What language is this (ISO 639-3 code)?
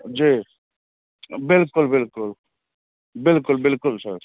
mai